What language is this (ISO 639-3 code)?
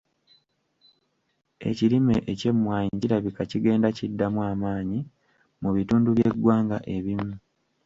lug